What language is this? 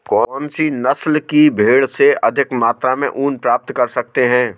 Hindi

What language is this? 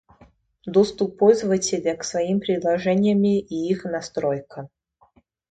Russian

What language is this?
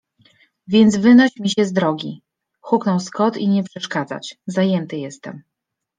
Polish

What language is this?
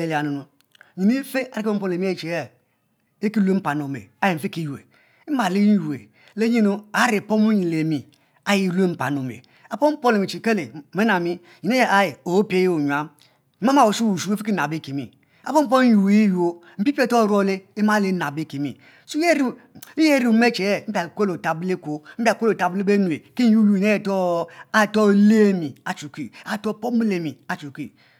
Mbe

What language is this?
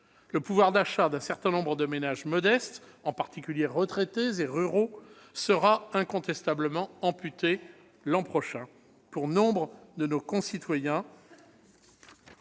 French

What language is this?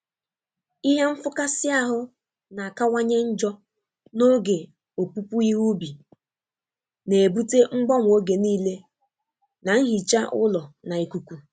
Igbo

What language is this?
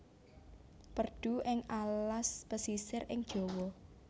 Javanese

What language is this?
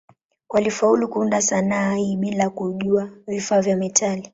Swahili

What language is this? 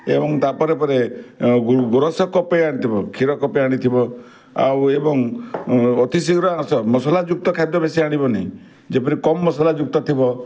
Odia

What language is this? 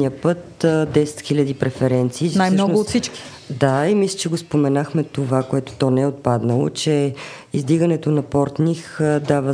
Bulgarian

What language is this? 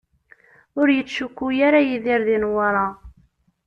Kabyle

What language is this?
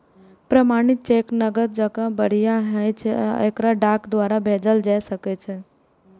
Maithili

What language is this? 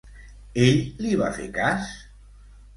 Catalan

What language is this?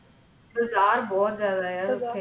Punjabi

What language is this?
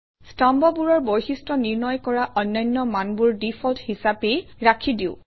Assamese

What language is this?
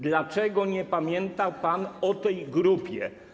Polish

